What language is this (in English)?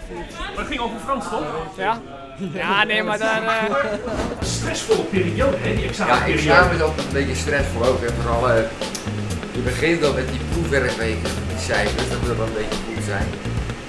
Dutch